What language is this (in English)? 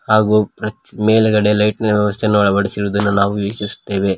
Kannada